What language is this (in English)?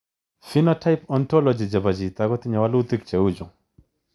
Kalenjin